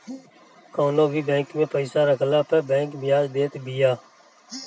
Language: Bhojpuri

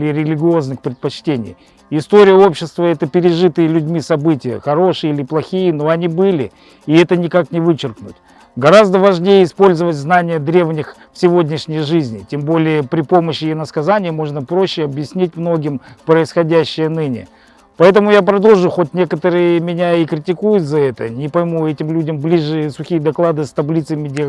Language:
Russian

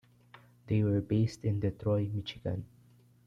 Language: English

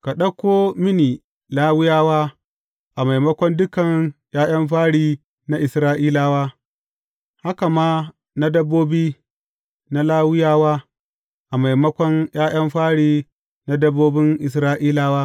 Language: Hausa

